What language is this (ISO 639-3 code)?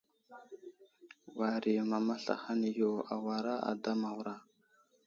udl